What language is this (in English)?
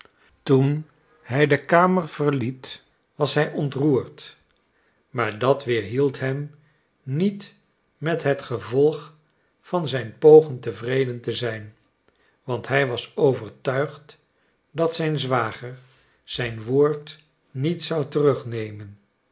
Dutch